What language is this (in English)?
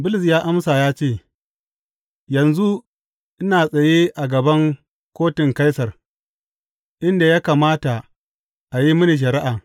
Hausa